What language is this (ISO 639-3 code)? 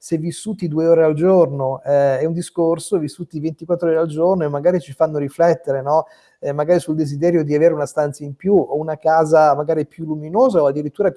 ita